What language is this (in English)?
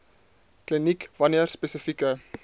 Afrikaans